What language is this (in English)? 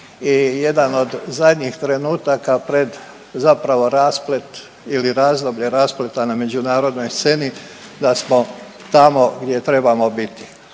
Croatian